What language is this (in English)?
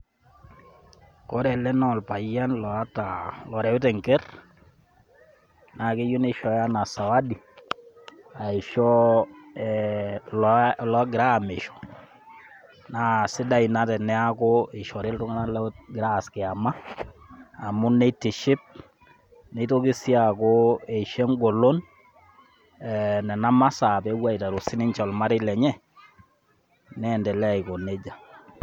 Masai